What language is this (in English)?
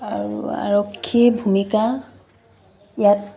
Assamese